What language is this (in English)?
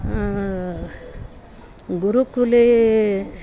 Sanskrit